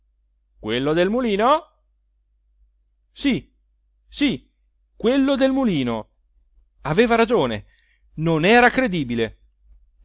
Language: Italian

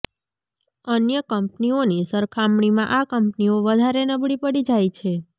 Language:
Gujarati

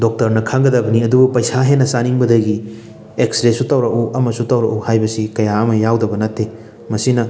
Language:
Manipuri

